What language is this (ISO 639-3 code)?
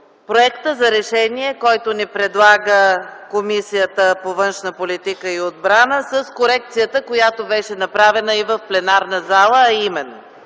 bul